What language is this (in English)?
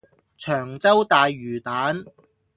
Cantonese